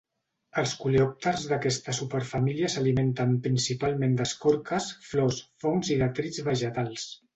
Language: Catalan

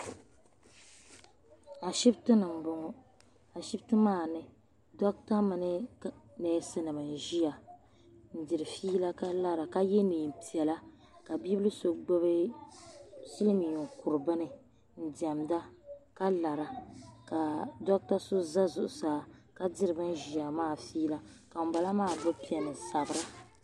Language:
Dagbani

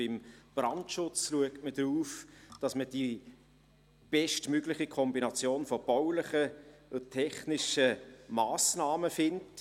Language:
Swiss German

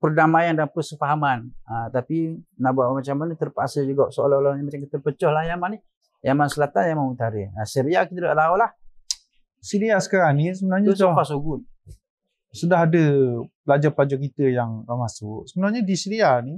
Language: Malay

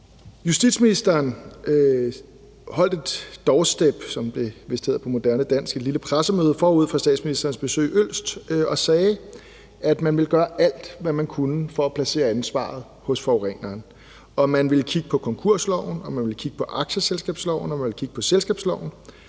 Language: Danish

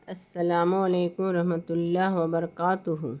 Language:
Urdu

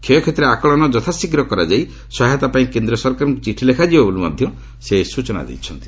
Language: Odia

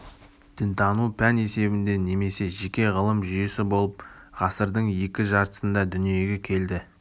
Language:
Kazakh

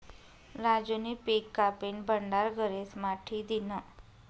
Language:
Marathi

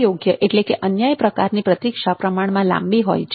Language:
Gujarati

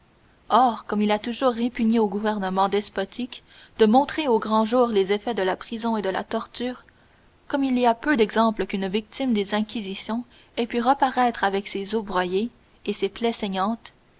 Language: French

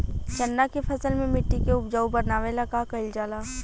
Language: Bhojpuri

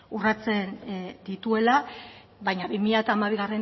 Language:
Basque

